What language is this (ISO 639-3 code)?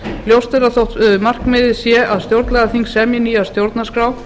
isl